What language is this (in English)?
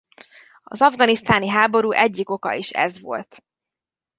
Hungarian